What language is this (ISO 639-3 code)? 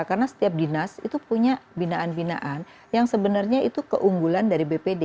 ind